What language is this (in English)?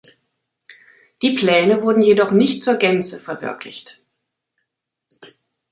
German